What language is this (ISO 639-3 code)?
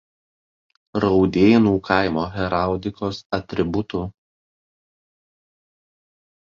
lit